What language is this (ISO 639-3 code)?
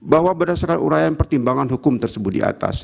ind